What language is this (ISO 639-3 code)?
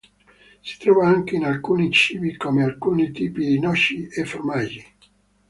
ita